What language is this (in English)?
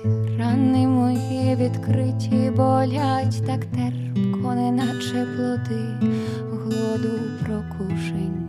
Ukrainian